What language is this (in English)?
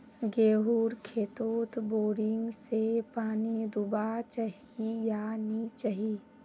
Magahi